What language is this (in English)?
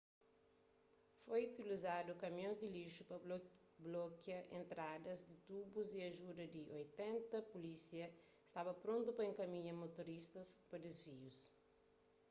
Kabuverdianu